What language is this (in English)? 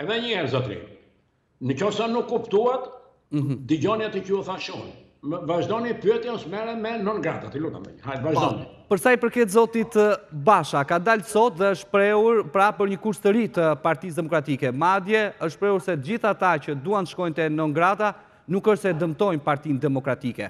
Romanian